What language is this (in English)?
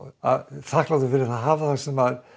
Icelandic